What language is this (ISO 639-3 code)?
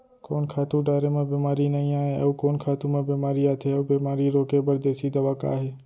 hne